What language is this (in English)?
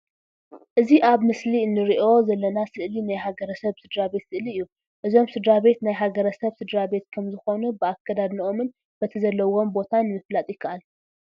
Tigrinya